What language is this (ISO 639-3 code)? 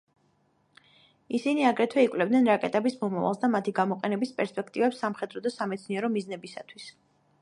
kat